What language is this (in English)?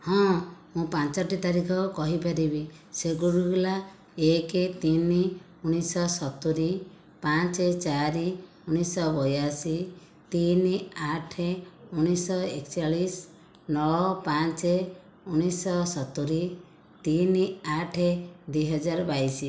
Odia